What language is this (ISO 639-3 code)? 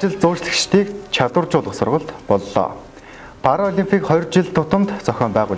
ron